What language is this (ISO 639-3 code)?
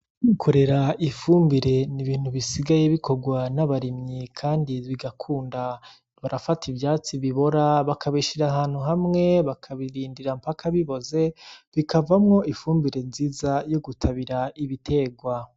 run